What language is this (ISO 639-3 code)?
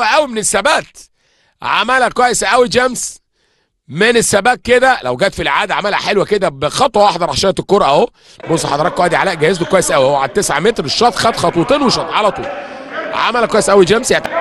ara